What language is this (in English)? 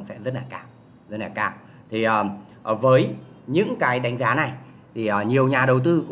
Vietnamese